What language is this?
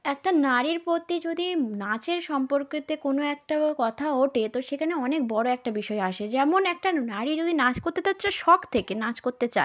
Bangla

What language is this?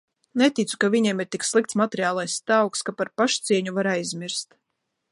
Latvian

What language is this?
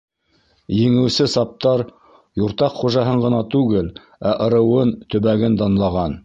Bashkir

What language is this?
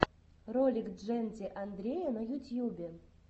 Russian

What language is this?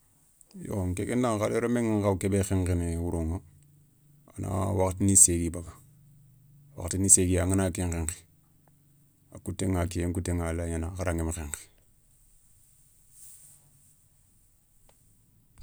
Soninke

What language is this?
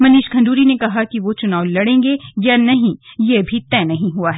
Hindi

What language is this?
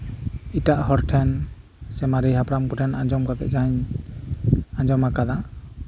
Santali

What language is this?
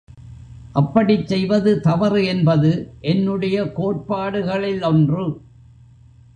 Tamil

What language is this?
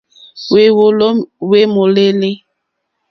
Mokpwe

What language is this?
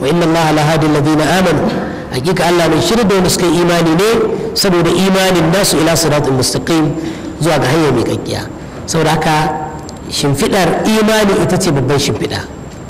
Arabic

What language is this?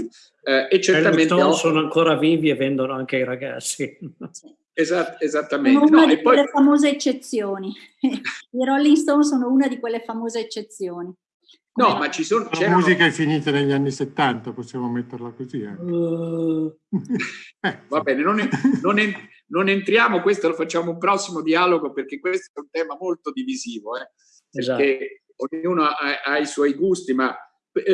Italian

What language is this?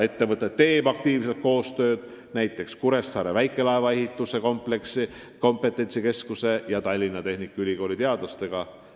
Estonian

